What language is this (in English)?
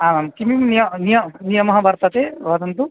Sanskrit